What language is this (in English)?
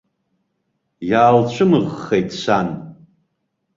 Abkhazian